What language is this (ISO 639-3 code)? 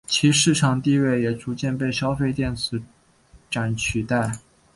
zho